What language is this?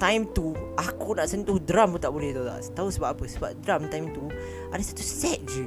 Malay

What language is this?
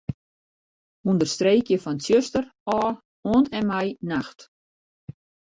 Western Frisian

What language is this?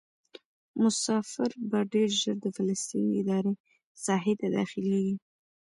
Pashto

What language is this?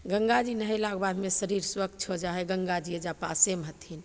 Maithili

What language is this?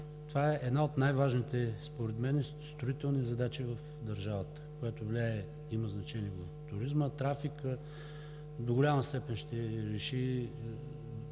Bulgarian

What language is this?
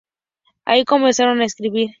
Spanish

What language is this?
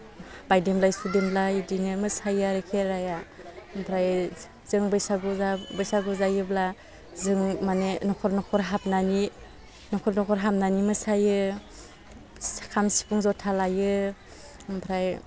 Bodo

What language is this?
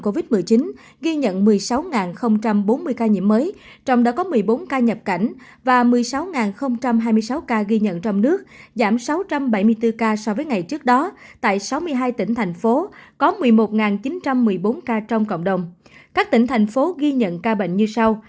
Vietnamese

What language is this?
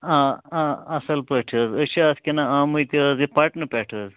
Kashmiri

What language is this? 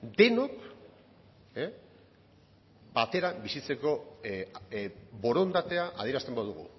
Basque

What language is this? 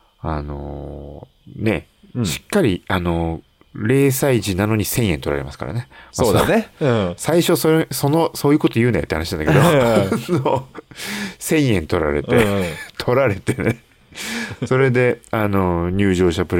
Japanese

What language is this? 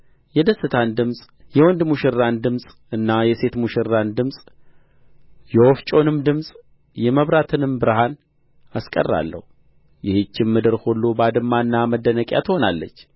Amharic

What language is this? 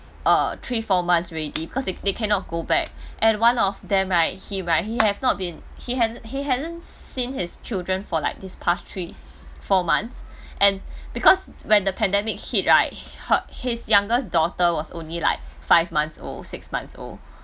English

